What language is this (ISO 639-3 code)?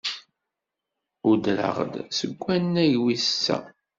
kab